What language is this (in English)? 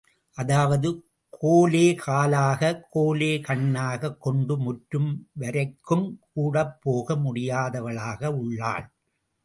Tamil